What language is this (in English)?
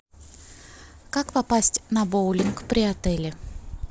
Russian